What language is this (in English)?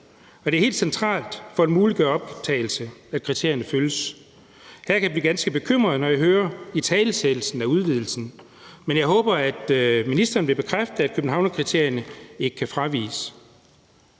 Danish